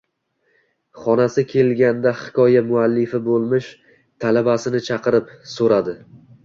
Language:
Uzbek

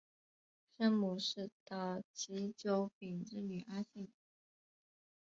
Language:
Chinese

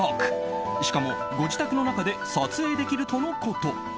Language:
Japanese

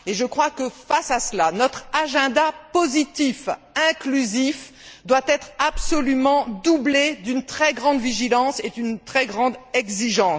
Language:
French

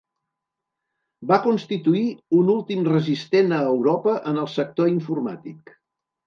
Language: Catalan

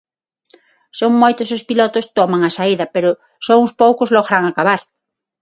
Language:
Galician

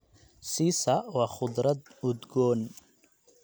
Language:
Somali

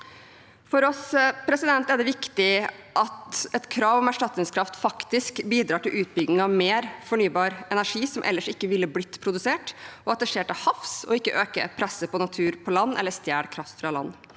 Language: Norwegian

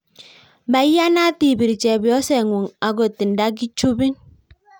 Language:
Kalenjin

